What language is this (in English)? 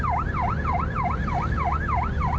Thai